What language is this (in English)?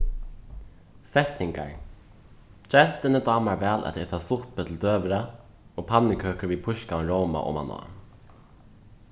Faroese